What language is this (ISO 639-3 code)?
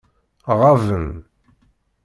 kab